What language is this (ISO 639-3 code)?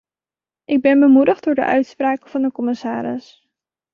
nld